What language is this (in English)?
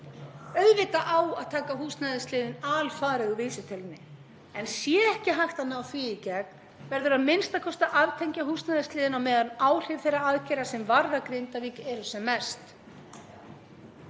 Icelandic